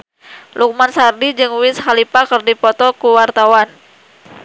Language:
Sundanese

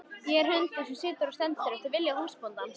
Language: Icelandic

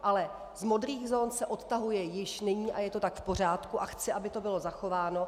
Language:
Czech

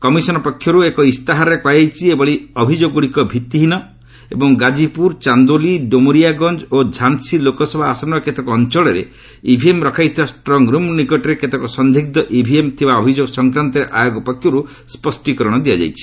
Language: Odia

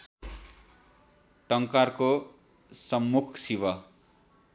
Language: Nepali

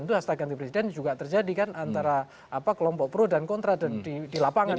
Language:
Indonesian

